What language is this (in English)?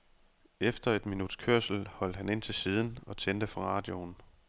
Danish